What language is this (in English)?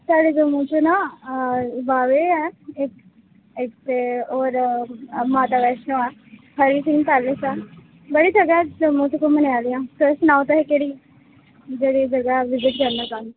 Dogri